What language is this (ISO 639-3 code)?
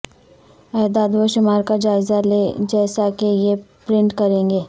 urd